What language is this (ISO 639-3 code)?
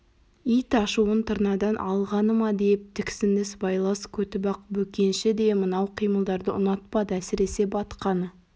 kaz